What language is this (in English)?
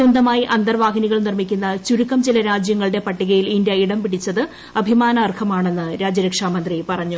Malayalam